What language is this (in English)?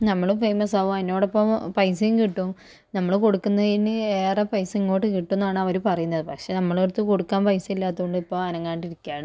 Malayalam